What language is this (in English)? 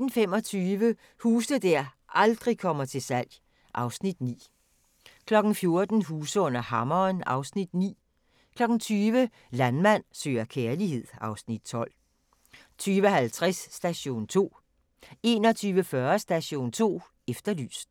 Danish